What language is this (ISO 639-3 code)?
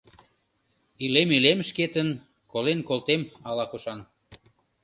chm